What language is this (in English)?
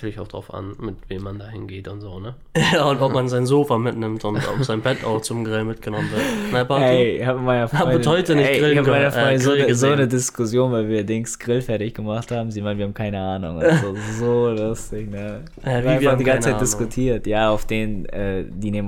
German